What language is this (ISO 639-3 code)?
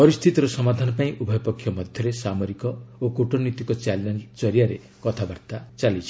ori